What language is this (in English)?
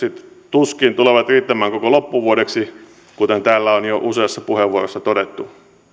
Finnish